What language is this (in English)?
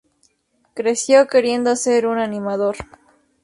Spanish